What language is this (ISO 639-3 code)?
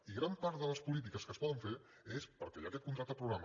cat